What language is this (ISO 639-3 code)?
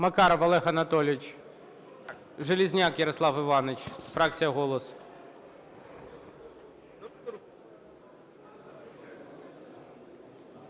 ukr